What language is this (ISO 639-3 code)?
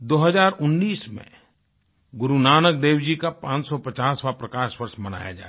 hin